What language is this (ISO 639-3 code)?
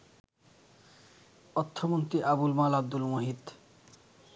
ben